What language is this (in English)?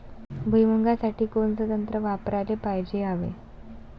Marathi